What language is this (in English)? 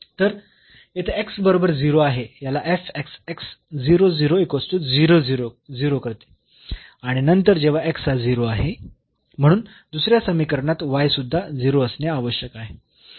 Marathi